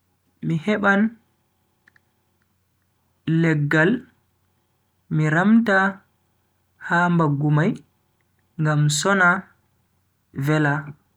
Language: Bagirmi Fulfulde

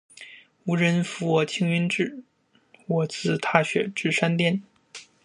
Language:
Chinese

